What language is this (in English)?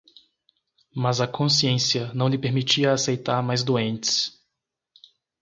Portuguese